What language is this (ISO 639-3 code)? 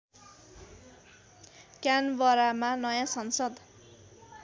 nep